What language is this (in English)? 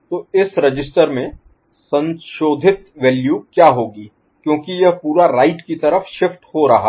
Hindi